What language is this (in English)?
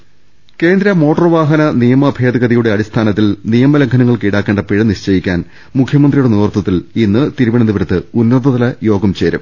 Malayalam